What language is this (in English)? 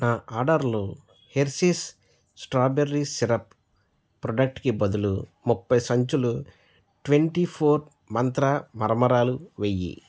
Telugu